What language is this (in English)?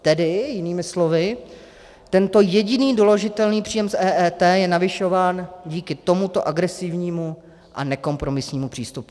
Czech